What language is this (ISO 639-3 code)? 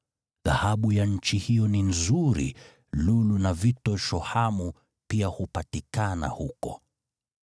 swa